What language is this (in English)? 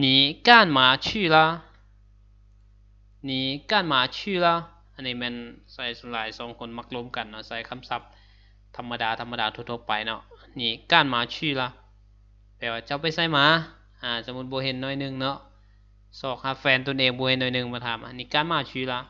Thai